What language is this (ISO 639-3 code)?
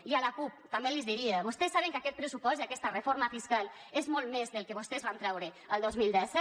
cat